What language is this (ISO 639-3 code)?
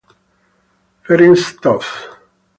ita